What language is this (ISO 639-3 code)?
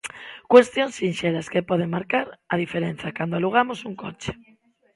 glg